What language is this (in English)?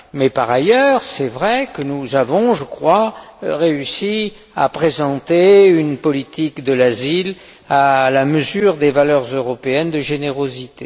French